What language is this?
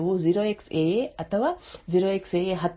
Kannada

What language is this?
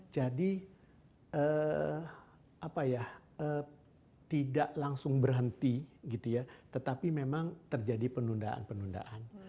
Indonesian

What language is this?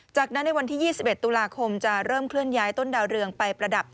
Thai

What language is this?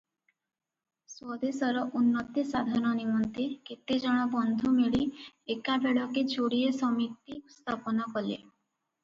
Odia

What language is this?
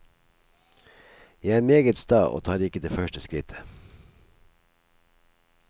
Norwegian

